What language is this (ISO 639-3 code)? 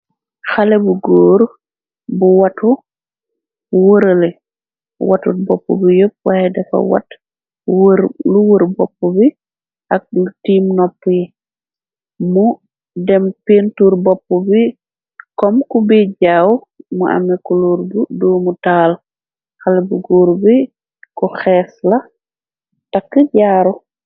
wol